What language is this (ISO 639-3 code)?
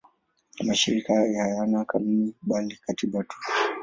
swa